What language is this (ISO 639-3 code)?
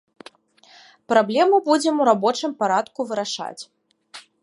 bel